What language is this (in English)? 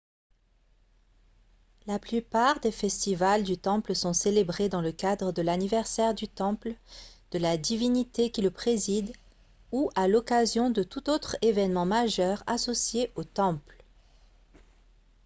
French